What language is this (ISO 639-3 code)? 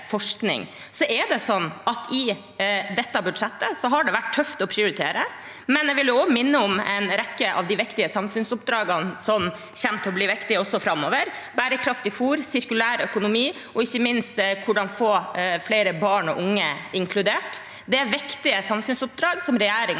nor